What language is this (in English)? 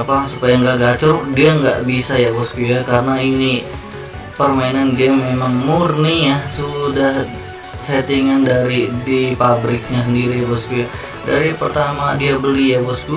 Indonesian